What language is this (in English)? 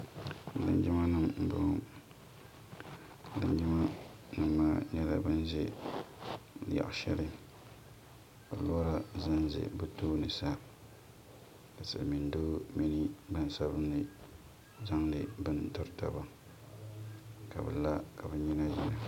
Dagbani